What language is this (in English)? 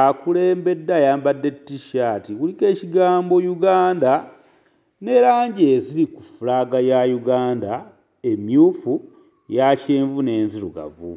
Ganda